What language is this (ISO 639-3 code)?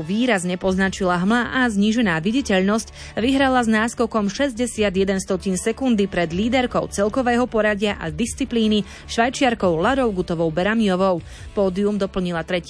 slk